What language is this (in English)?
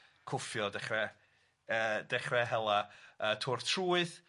Welsh